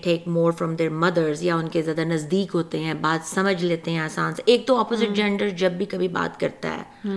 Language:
Urdu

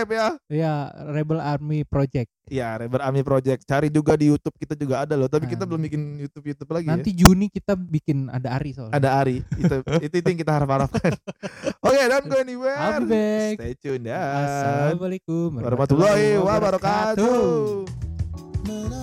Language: Indonesian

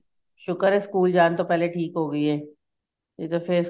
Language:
Punjabi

